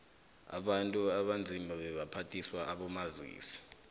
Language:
South Ndebele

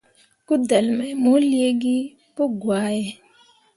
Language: Mundang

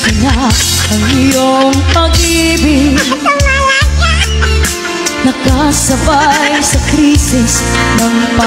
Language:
Indonesian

